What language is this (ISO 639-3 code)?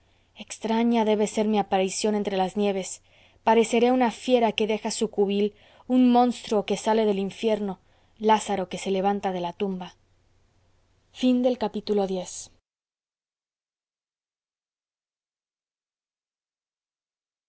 spa